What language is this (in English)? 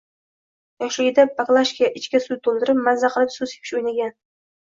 Uzbek